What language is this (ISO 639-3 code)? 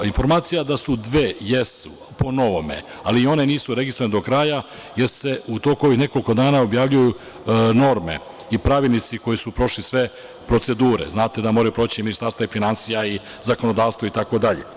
srp